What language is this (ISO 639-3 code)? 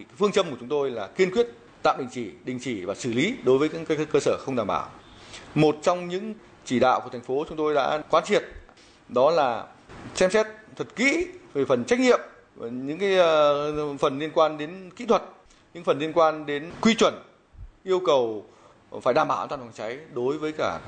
vie